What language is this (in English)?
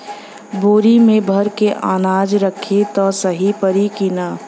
Bhojpuri